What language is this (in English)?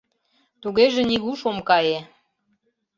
Mari